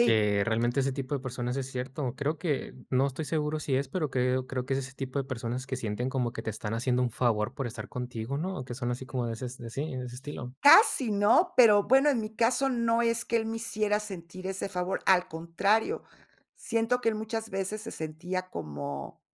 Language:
Spanish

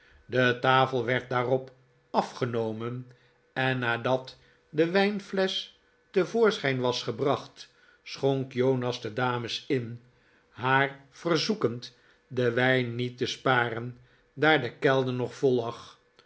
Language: Dutch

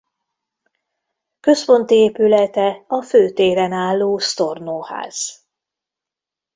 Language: Hungarian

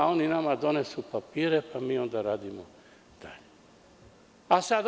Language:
Serbian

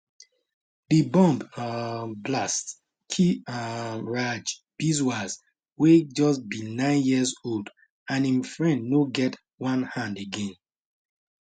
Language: Nigerian Pidgin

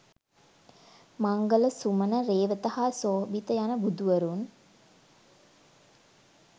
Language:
Sinhala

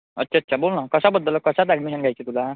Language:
Marathi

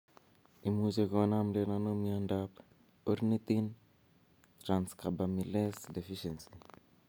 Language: Kalenjin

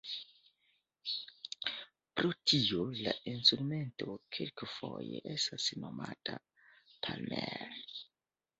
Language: Esperanto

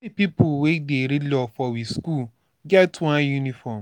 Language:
Nigerian Pidgin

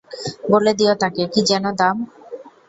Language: Bangla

